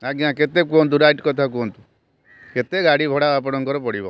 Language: Odia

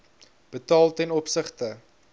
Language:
Afrikaans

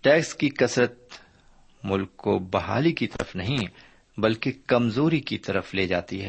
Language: Urdu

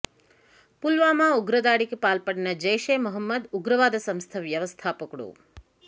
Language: Telugu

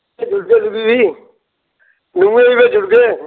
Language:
Dogri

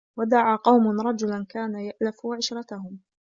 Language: Arabic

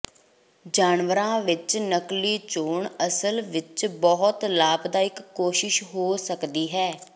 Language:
Punjabi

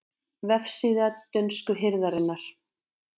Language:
Icelandic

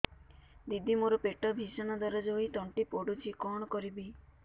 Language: Odia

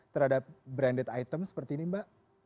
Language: Indonesian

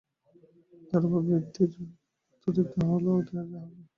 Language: Bangla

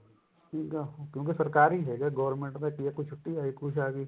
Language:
Punjabi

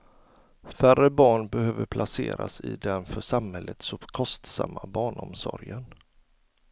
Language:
Swedish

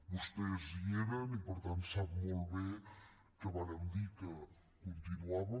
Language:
Catalan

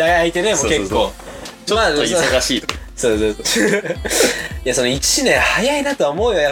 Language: Japanese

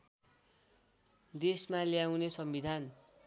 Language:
Nepali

